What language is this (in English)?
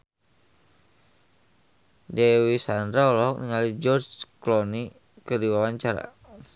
Sundanese